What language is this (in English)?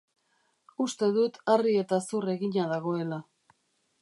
Basque